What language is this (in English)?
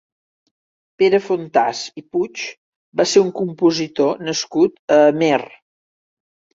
Catalan